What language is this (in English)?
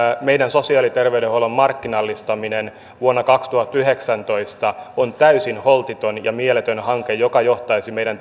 Finnish